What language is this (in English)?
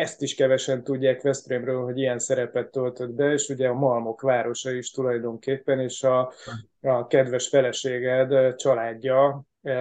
Hungarian